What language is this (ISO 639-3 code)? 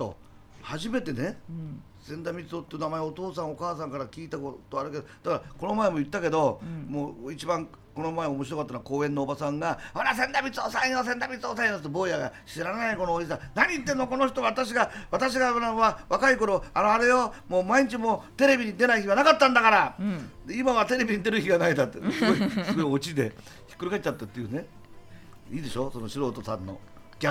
jpn